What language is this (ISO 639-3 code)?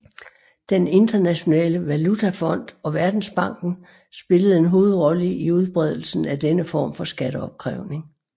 dan